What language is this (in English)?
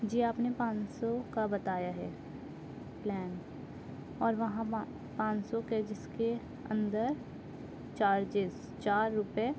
Urdu